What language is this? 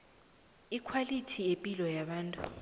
South Ndebele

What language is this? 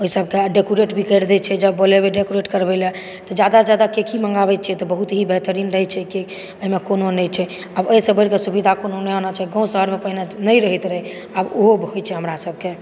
Maithili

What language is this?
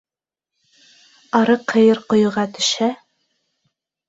Bashkir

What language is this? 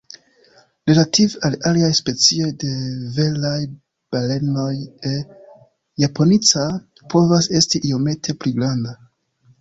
Esperanto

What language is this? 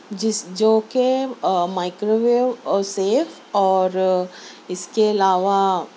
Urdu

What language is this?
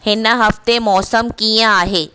Sindhi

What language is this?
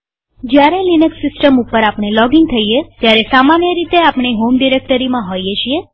Gujarati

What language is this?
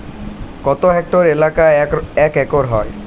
Bangla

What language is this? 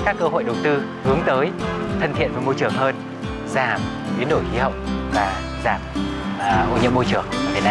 Vietnamese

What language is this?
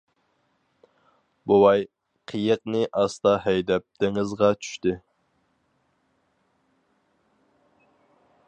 Uyghur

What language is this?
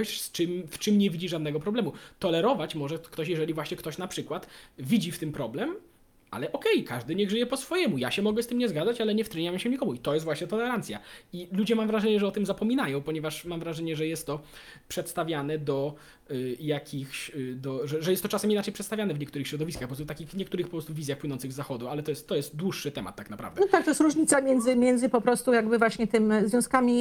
Polish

